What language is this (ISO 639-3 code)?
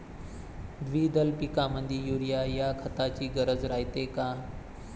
mar